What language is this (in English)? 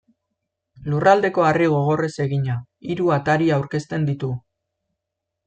Basque